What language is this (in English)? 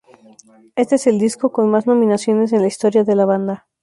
Spanish